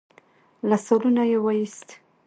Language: Pashto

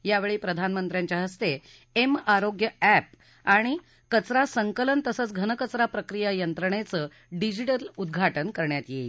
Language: Marathi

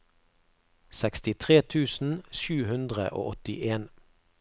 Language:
Norwegian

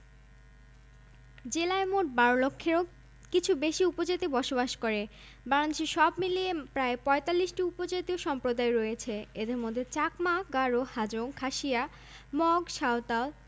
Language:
Bangla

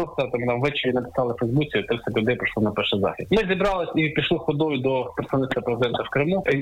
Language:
Ukrainian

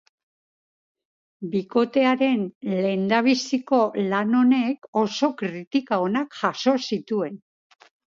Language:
Basque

